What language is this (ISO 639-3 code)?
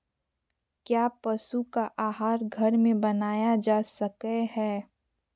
mag